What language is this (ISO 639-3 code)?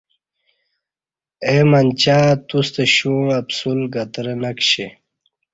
bsh